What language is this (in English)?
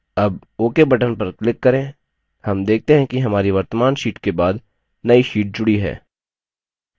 Hindi